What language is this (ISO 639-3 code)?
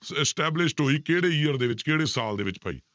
pan